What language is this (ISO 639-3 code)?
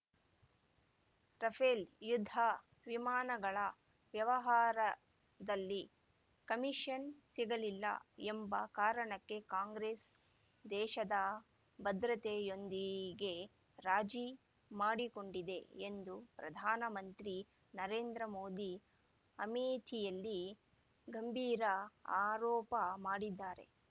kan